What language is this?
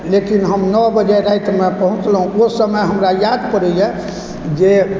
Maithili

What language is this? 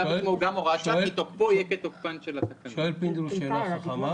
Hebrew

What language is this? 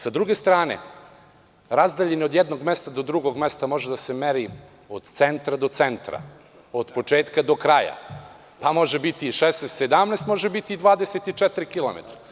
Serbian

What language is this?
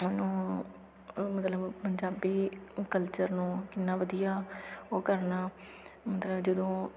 Punjabi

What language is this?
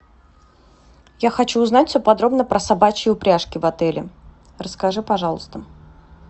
Russian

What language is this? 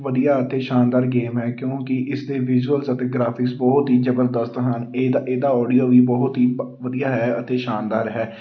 Punjabi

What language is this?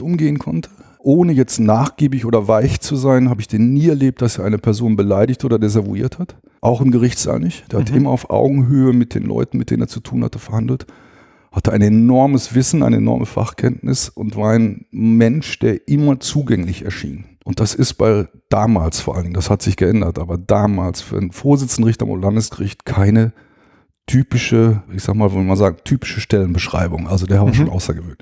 German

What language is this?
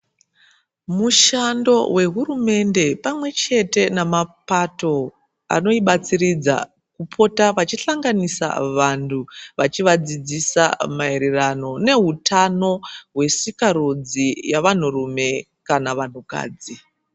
Ndau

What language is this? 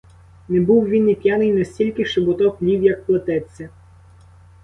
Ukrainian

